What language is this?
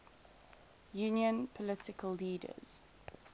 English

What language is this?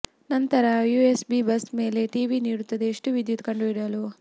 Kannada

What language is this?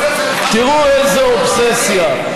Hebrew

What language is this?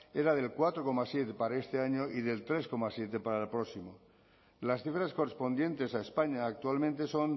Spanish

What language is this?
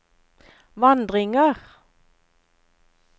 Norwegian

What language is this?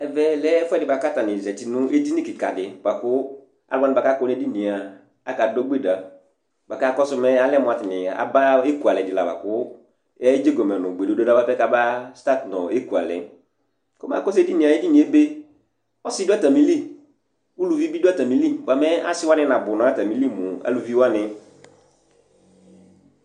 Ikposo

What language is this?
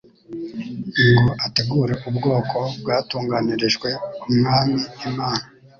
Kinyarwanda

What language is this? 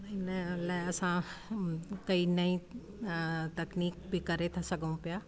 Sindhi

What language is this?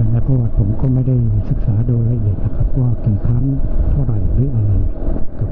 Thai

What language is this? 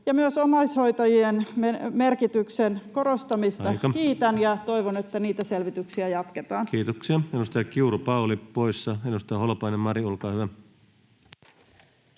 Finnish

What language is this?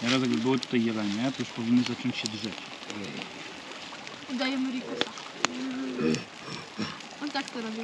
Polish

